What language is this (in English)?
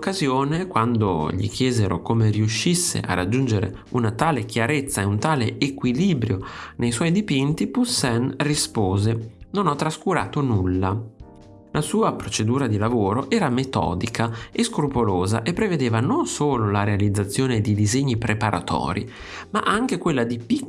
Italian